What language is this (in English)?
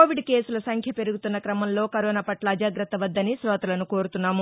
Telugu